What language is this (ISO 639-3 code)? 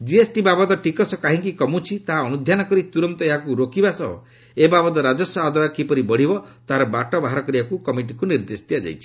ori